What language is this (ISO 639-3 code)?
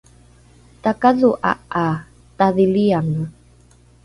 dru